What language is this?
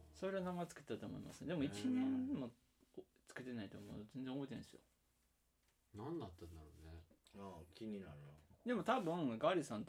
Japanese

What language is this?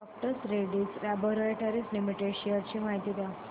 Marathi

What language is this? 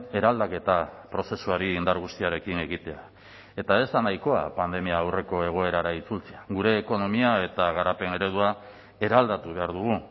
Basque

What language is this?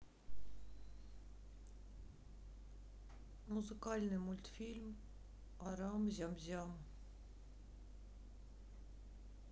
Russian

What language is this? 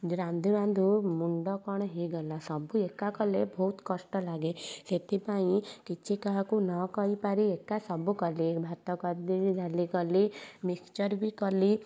Odia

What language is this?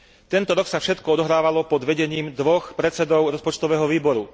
Slovak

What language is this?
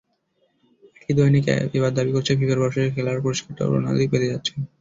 Bangla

